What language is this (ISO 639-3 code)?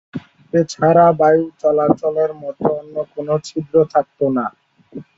ben